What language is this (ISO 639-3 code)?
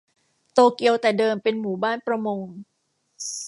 tha